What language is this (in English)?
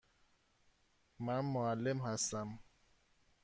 Persian